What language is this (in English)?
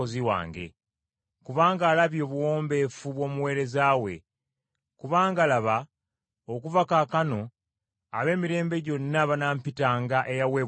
Ganda